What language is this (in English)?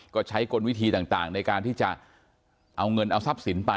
Thai